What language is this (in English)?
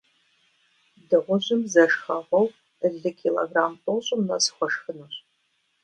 Kabardian